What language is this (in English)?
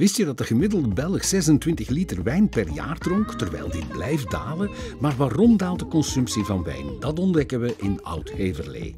Dutch